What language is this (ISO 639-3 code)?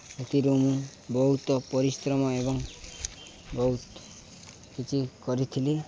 ori